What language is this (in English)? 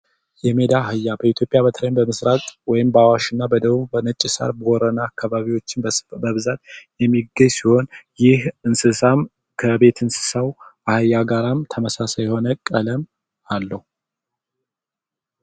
Amharic